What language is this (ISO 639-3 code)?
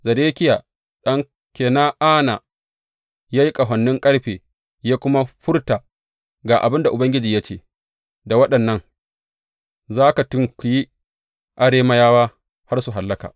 hau